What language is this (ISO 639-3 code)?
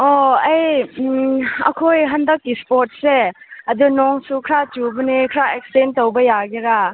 mni